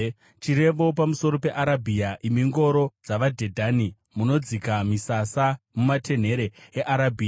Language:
Shona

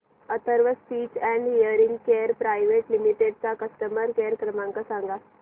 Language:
Marathi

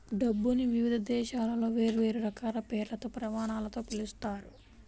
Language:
Telugu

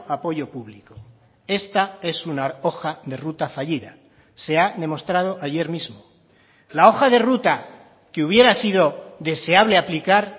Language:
Spanish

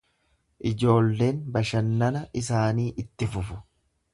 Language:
Oromo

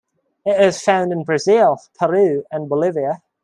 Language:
English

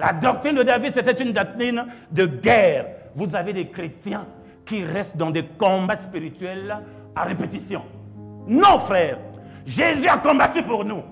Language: French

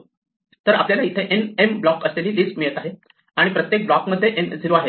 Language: Marathi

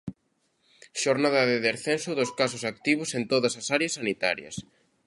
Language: Galician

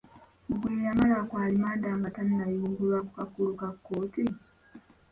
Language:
Ganda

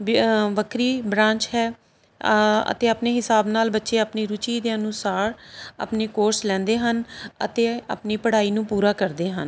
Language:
Punjabi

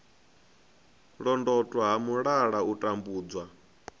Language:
Venda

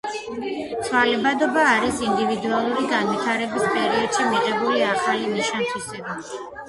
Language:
Georgian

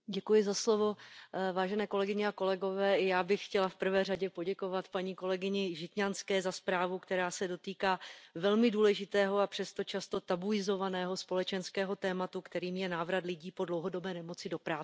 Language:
Czech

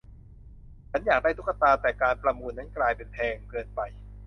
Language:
Thai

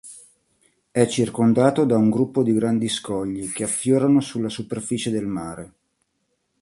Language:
Italian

